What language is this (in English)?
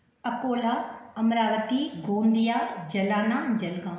Sindhi